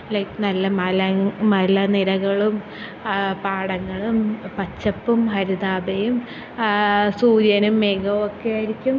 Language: Malayalam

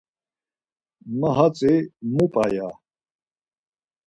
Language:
Laz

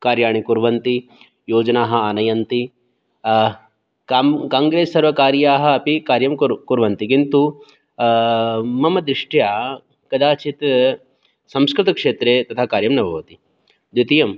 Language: Sanskrit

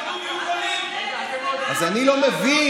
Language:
Hebrew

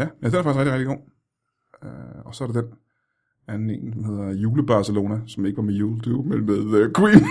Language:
Danish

